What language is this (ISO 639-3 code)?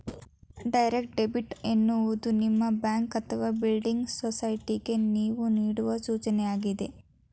kan